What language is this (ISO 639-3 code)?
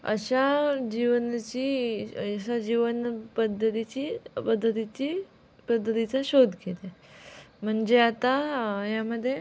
mar